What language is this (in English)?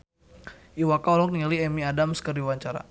Sundanese